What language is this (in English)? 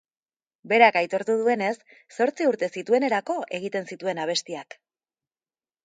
Basque